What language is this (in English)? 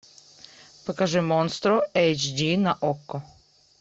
Russian